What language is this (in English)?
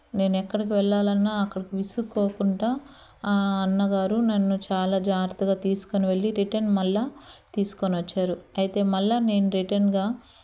Telugu